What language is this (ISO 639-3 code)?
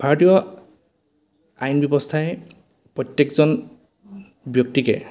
asm